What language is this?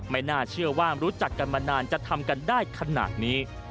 Thai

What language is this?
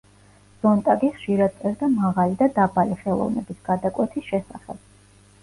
Georgian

